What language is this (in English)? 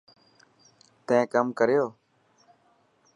Dhatki